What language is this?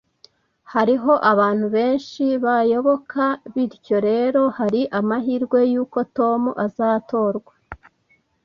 Kinyarwanda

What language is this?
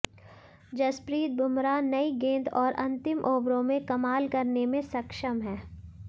Hindi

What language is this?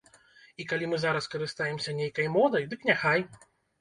Belarusian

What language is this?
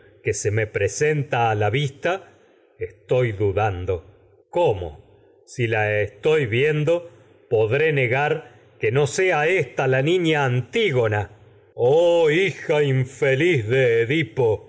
Spanish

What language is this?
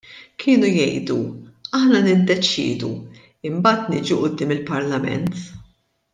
Maltese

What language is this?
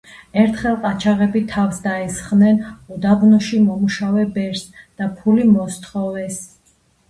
Georgian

